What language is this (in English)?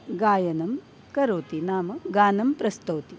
Sanskrit